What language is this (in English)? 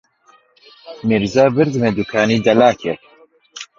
Central Kurdish